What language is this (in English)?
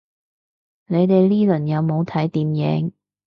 Cantonese